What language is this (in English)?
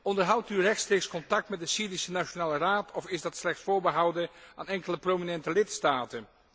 Dutch